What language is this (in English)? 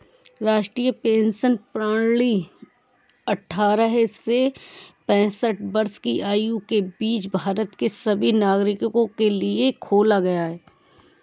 Hindi